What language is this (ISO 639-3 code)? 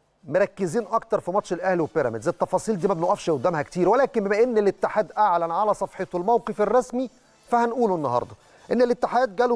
ara